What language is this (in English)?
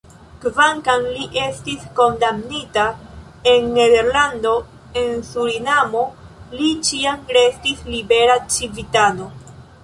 Esperanto